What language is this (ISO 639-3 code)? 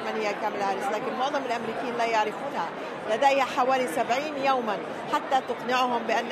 ara